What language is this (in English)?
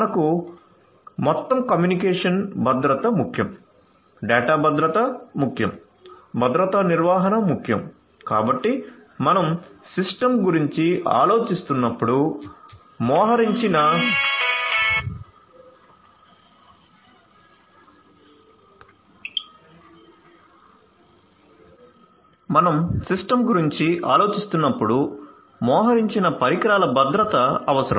Telugu